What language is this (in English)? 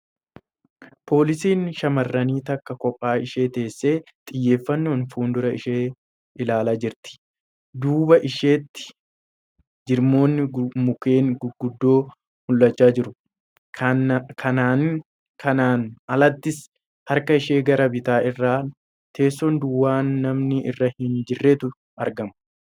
Oromo